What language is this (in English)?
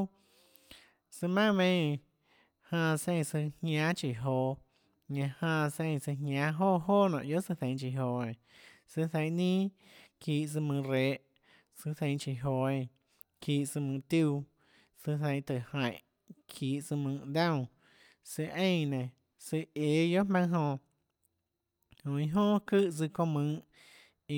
Tlacoatzintepec Chinantec